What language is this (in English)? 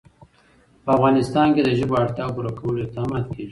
Pashto